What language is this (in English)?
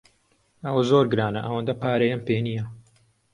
Central Kurdish